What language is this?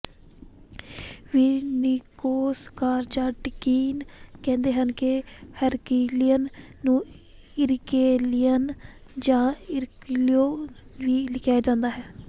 Punjabi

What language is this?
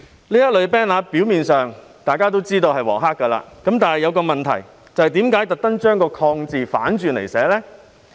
Cantonese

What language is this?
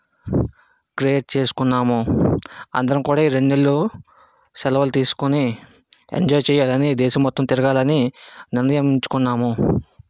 Telugu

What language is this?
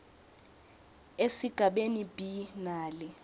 Swati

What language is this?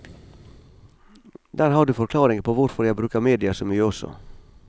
Norwegian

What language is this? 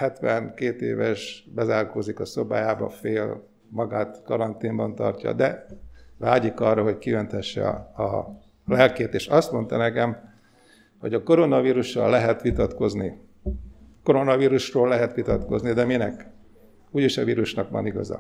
Hungarian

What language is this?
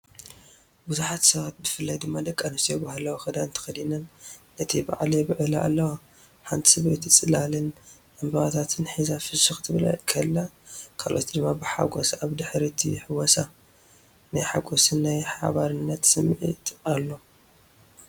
Tigrinya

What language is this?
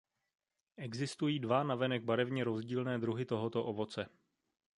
Czech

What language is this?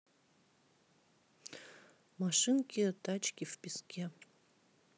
Russian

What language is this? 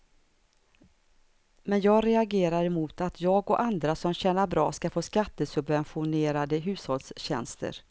Swedish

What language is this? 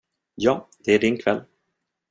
Swedish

